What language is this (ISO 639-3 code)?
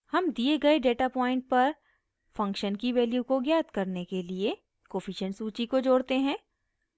hin